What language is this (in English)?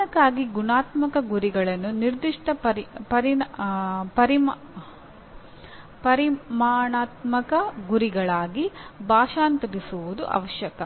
Kannada